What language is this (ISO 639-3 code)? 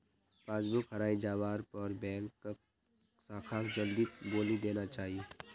mag